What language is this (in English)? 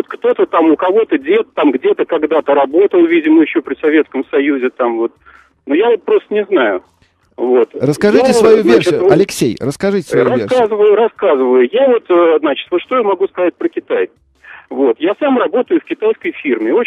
Russian